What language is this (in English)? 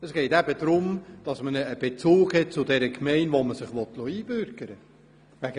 Swiss German